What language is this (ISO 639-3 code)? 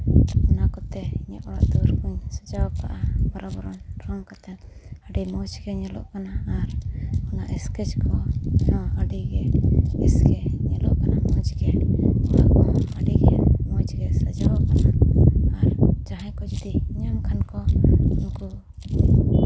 sat